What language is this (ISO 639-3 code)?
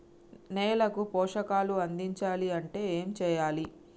tel